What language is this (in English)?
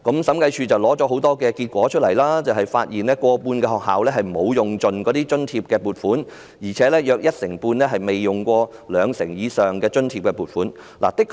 Cantonese